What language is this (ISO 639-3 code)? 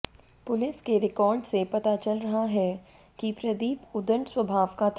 hin